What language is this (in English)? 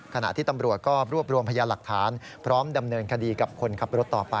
Thai